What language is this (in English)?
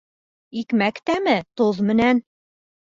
Bashkir